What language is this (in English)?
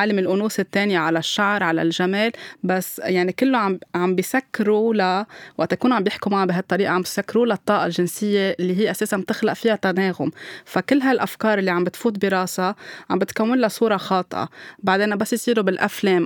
Arabic